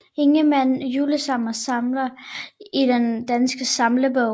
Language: Danish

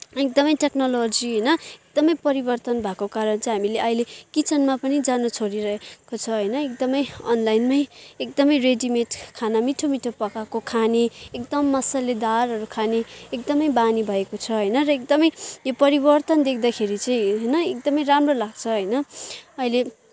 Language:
Nepali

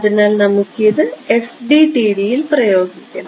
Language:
Malayalam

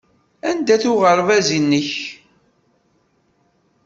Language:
Kabyle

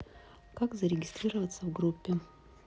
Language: Russian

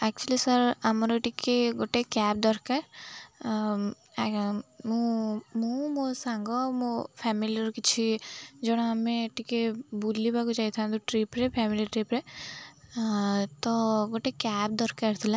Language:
Odia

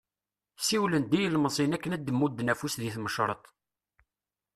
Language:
Kabyle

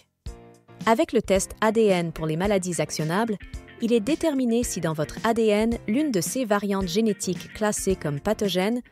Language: French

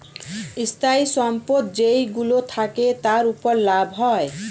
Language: Bangla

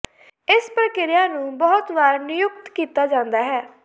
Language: Punjabi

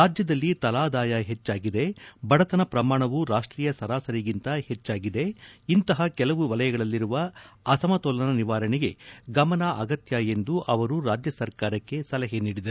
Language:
Kannada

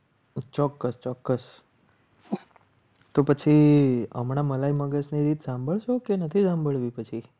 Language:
Gujarati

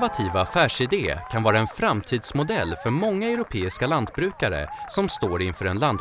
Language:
Swedish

